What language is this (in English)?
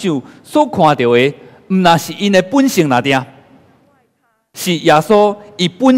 Chinese